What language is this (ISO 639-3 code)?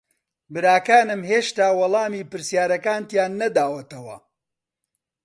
ckb